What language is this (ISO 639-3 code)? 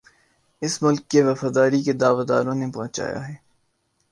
urd